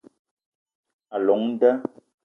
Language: Eton (Cameroon)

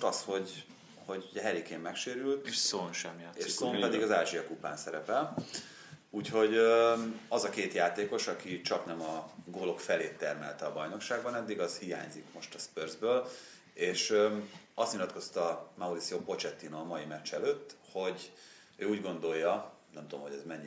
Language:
Hungarian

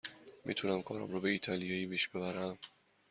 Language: Persian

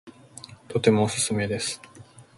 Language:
Japanese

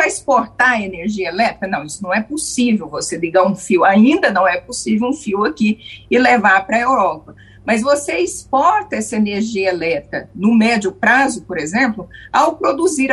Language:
Portuguese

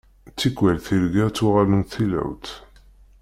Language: Kabyle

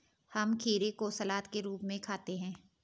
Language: Hindi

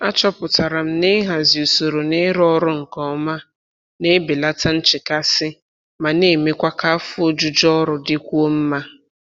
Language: Igbo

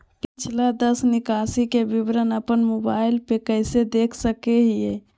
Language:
Magahi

